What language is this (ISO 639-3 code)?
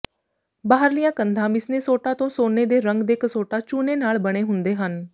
pan